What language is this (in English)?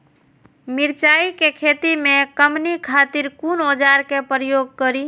Maithili